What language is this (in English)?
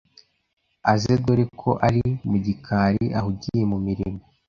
Kinyarwanda